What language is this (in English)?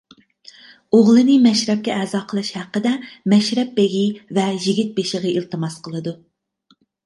Uyghur